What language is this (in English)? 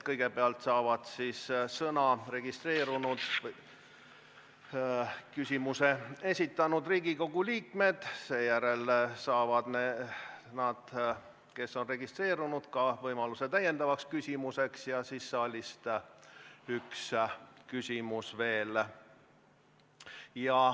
Estonian